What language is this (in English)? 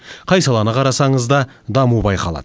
Kazakh